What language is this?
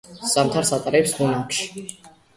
Georgian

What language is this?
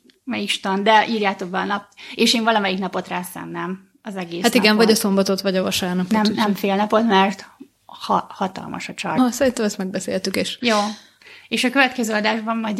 Hungarian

